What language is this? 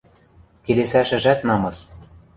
Western Mari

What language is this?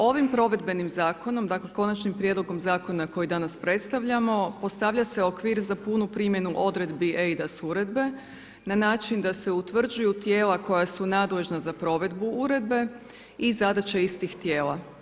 Croatian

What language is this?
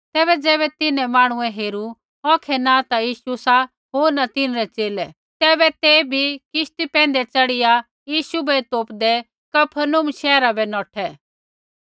Kullu Pahari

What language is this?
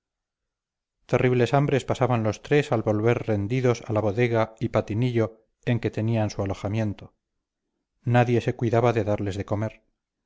Spanish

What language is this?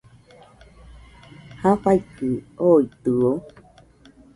Nüpode Huitoto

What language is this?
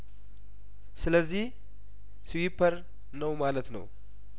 Amharic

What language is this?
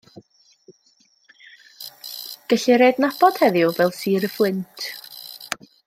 Welsh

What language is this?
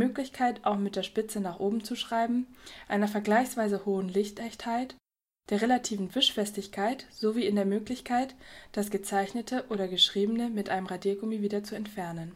German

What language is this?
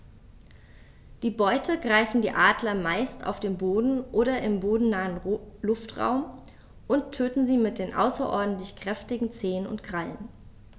German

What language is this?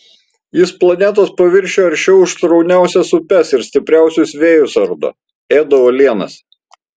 Lithuanian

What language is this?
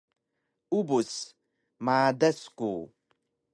Taroko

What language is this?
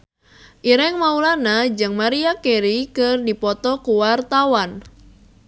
Sundanese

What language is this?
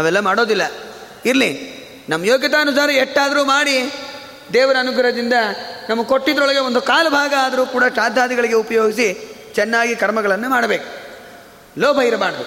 Kannada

